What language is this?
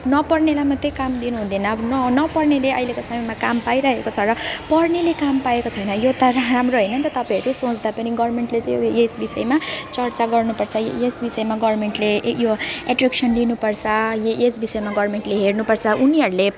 Nepali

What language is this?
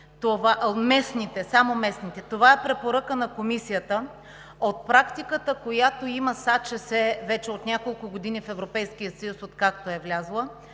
Bulgarian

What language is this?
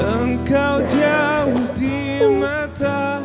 Indonesian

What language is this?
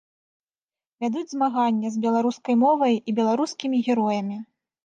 Belarusian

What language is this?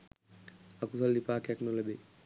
Sinhala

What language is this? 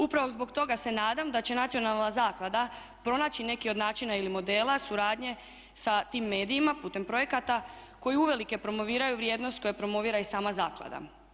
Croatian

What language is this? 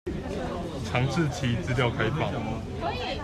Chinese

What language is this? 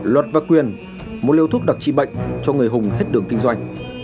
Vietnamese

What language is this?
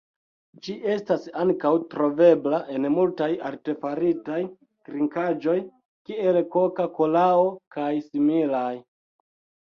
Esperanto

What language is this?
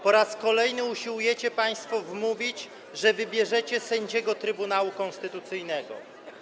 Polish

